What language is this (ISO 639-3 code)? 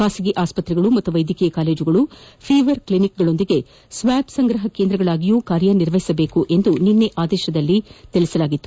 kan